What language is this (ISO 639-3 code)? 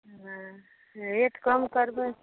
mai